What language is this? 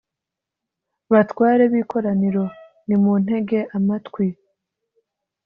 Kinyarwanda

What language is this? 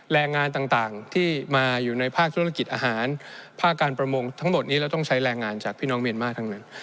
Thai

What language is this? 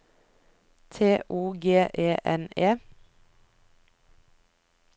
Norwegian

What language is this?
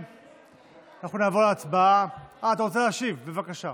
Hebrew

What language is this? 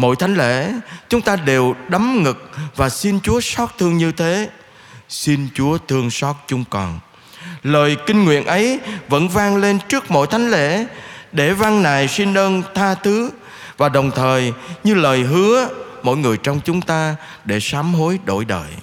Vietnamese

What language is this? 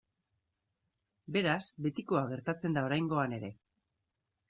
Basque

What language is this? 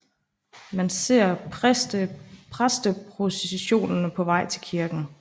Danish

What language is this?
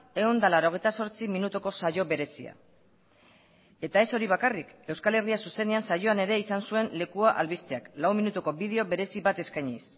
Basque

